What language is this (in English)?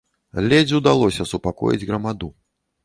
Belarusian